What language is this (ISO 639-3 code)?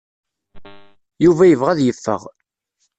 kab